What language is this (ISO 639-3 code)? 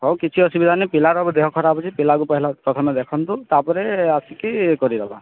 ori